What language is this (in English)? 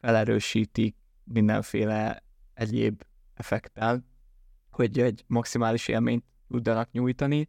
Hungarian